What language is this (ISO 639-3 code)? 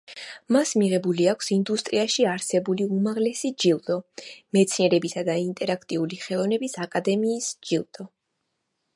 kat